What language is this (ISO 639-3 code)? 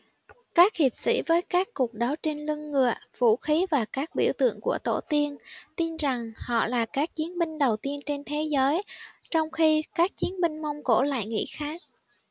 vie